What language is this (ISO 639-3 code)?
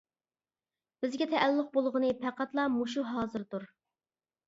uig